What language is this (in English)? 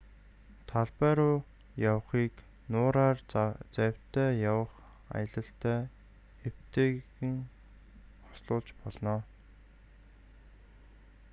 Mongolian